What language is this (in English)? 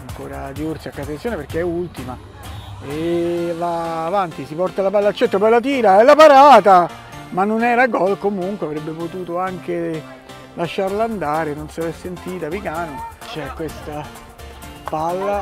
Italian